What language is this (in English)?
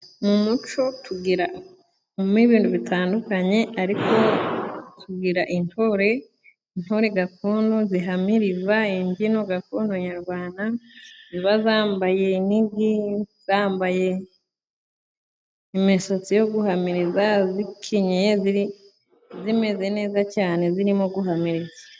Kinyarwanda